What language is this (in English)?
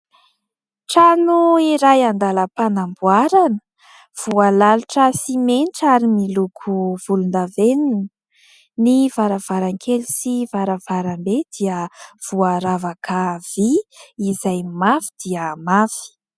Malagasy